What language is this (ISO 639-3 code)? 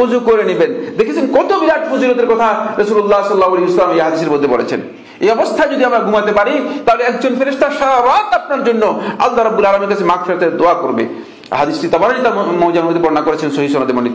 tur